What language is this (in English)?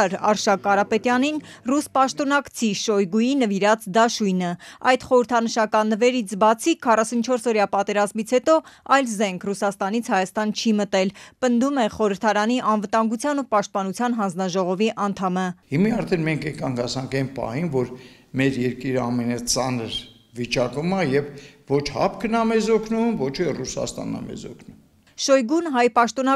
Romanian